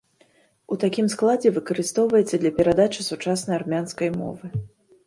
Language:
Belarusian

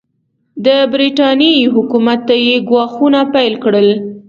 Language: Pashto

